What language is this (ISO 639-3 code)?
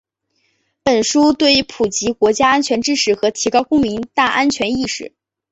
zho